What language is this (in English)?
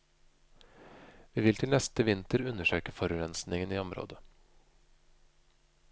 Norwegian